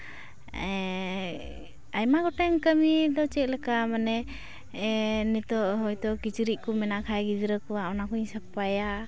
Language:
Santali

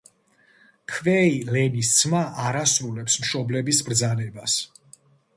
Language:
Georgian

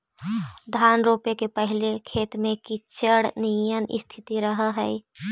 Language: Magahi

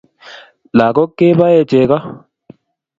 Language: Kalenjin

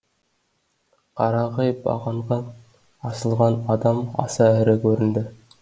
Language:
Kazakh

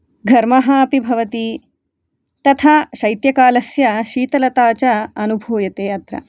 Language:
Sanskrit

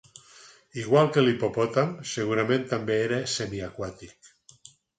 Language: Catalan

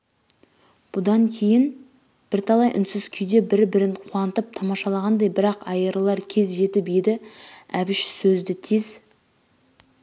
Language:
Kazakh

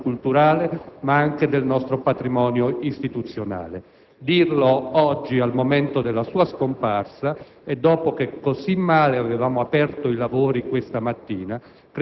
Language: Italian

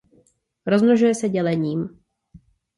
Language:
Czech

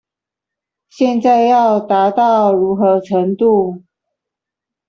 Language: Chinese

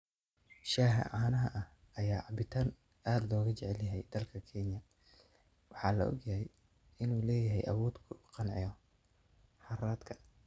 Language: Somali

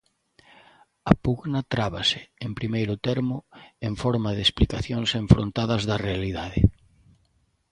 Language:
Galician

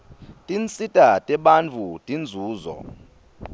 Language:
Swati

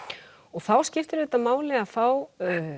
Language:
Icelandic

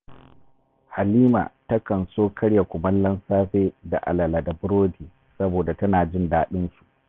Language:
Hausa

